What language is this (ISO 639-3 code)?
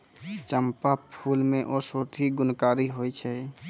mai